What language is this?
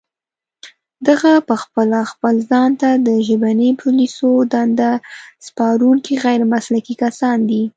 Pashto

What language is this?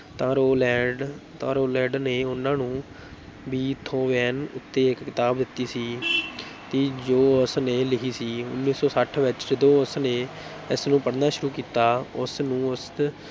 Punjabi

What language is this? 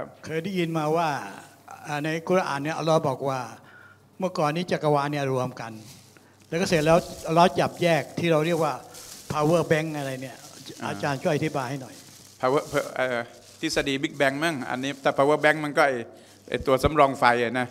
Thai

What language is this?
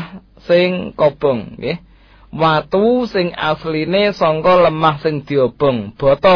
Malay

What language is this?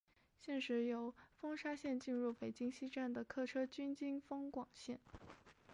Chinese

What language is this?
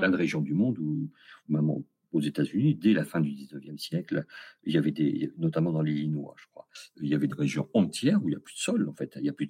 French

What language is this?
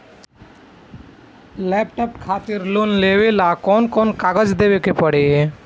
Bhojpuri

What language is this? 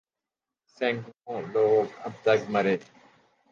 Urdu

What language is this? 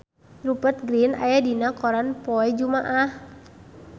Sundanese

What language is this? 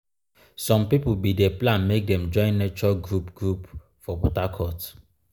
Nigerian Pidgin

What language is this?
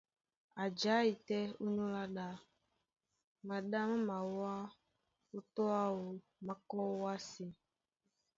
Duala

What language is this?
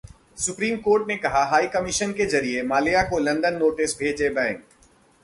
Hindi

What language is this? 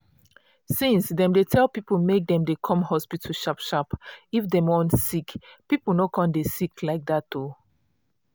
Nigerian Pidgin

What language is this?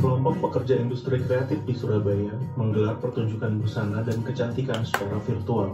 Indonesian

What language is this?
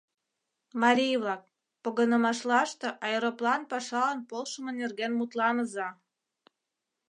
Mari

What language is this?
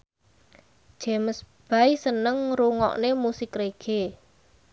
Javanese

